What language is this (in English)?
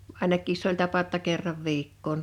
Finnish